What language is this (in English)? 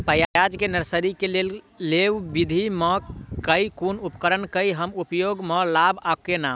Maithili